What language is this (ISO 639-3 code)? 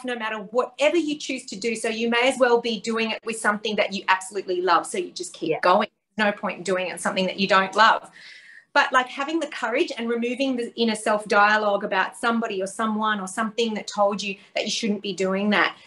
eng